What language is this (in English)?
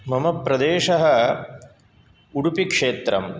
Sanskrit